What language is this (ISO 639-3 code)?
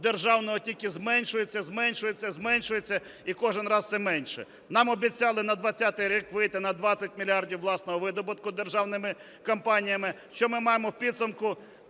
ukr